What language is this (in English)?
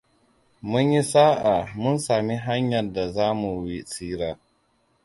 Hausa